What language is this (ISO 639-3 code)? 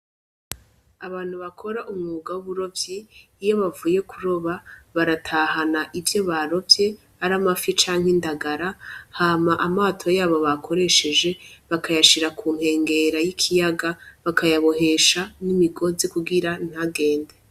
run